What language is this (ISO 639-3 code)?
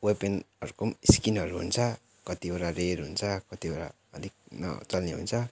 nep